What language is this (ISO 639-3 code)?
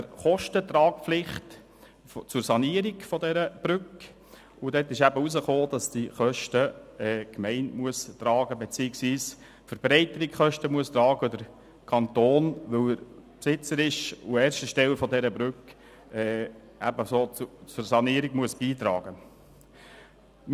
gsw